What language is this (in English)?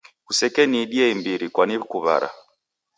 Taita